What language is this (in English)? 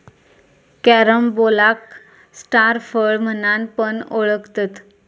Marathi